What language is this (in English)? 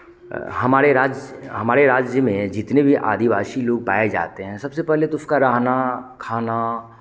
Hindi